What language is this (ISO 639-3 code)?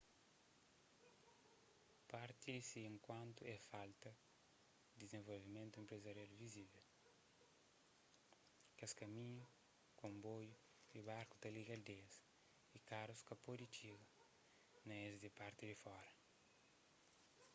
kea